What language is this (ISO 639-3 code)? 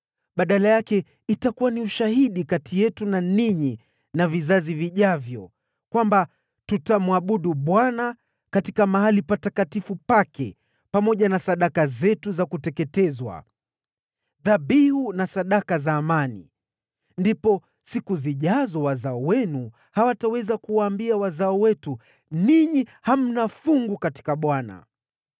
swa